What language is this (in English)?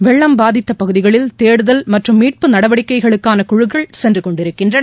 Tamil